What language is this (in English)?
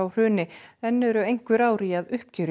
Icelandic